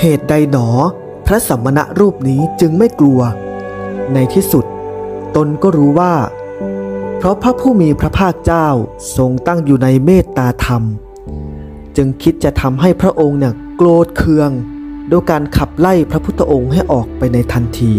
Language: Thai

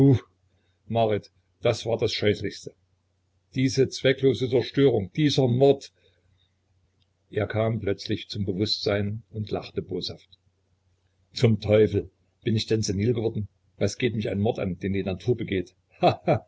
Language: German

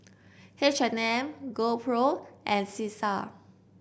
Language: English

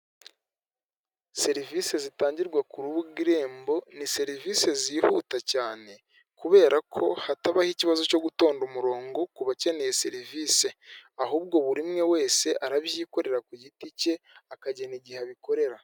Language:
Kinyarwanda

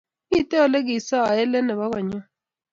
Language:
Kalenjin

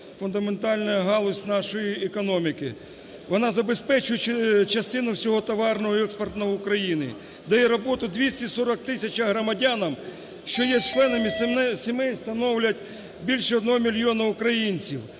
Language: Ukrainian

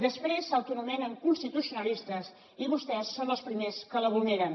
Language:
Catalan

